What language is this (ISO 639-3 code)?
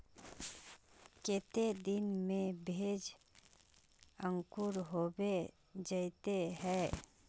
mag